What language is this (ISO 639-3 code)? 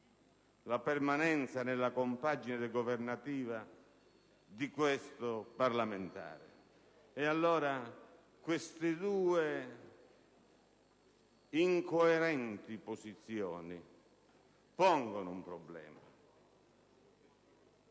ita